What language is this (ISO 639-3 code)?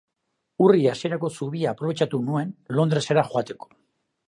eus